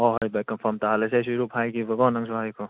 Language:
Manipuri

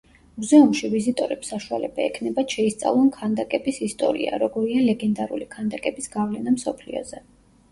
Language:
Georgian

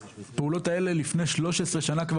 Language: Hebrew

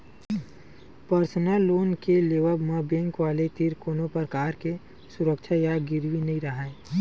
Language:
Chhattisgarhi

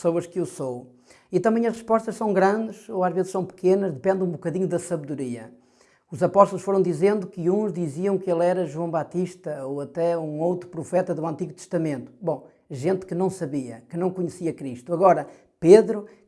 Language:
Portuguese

